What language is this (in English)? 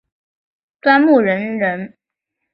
Chinese